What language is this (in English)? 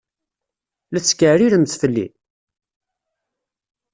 Kabyle